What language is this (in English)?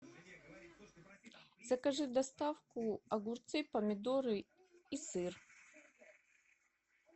Russian